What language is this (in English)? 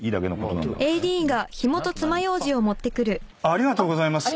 Japanese